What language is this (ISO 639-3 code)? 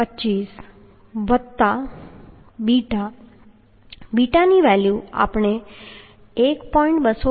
guj